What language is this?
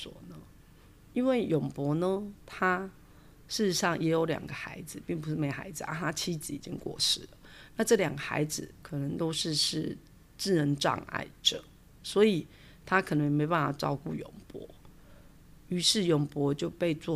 Chinese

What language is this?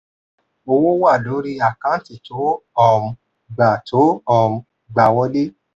Yoruba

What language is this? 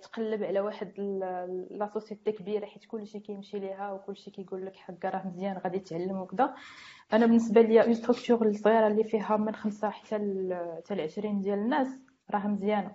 Arabic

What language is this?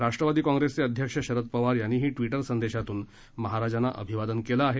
Marathi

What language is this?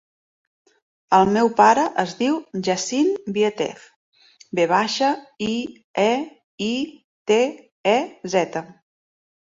Catalan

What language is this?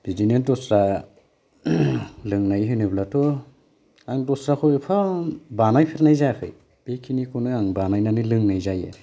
Bodo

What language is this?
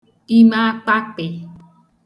Igbo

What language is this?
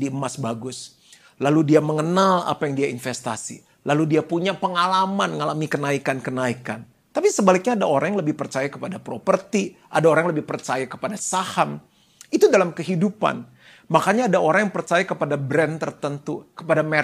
Indonesian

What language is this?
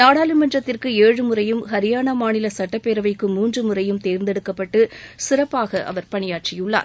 Tamil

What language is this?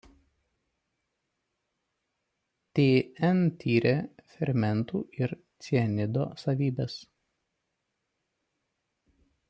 Lithuanian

